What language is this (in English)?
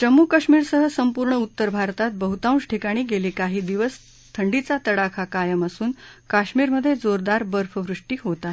Marathi